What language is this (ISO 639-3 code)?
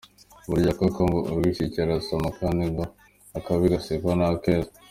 kin